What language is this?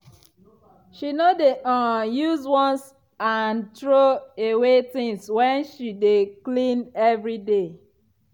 Nigerian Pidgin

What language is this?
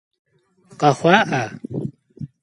Kabardian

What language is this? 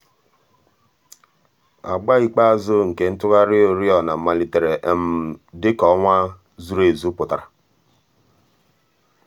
Igbo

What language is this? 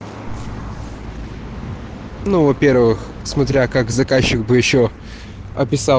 Russian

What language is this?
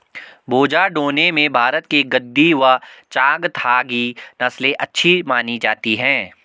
Hindi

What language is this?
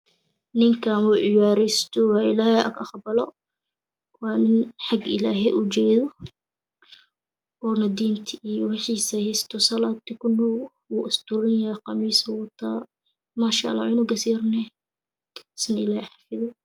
Somali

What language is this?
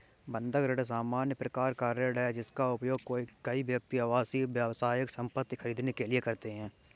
Hindi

